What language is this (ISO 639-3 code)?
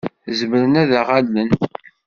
kab